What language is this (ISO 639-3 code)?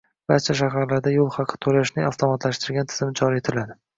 uzb